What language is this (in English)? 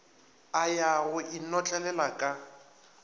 Northern Sotho